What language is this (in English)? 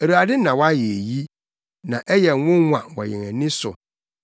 Akan